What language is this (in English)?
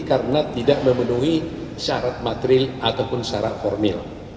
Indonesian